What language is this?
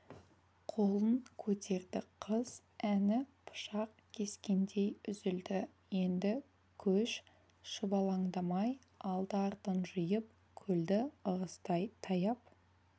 Kazakh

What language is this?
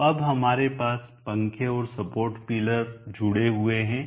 Hindi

